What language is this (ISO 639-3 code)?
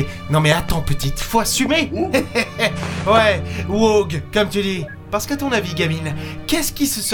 fra